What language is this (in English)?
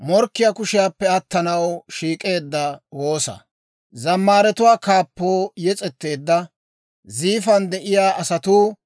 Dawro